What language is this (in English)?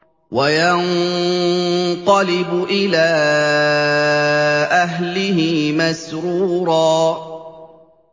Arabic